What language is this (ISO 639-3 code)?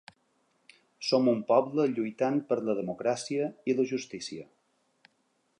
cat